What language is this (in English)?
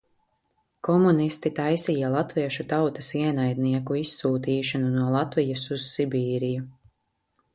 Latvian